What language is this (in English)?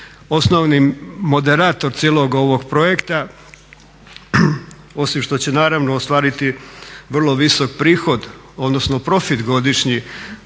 Croatian